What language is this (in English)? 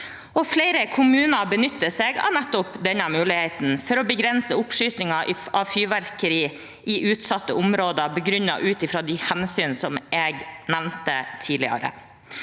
Norwegian